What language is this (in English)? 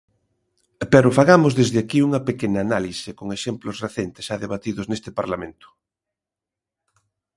Galician